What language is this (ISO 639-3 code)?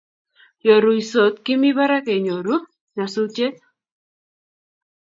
kln